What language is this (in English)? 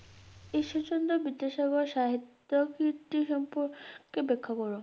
Bangla